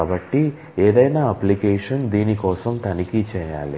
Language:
Telugu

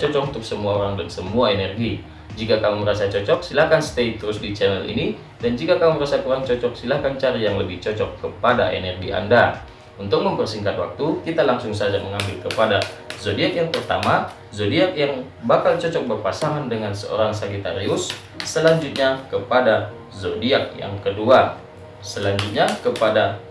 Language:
Indonesian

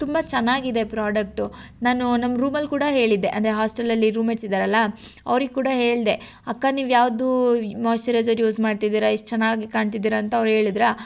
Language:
Kannada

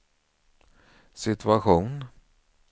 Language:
Swedish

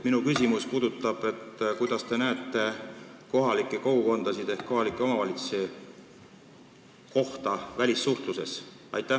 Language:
Estonian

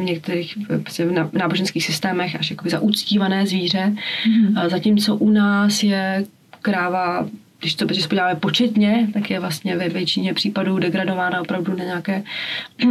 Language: Czech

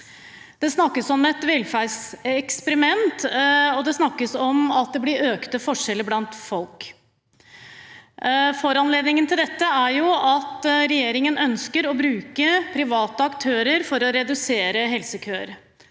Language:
Norwegian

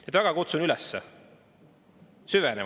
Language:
Estonian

